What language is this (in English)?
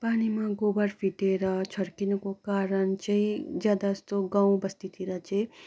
Nepali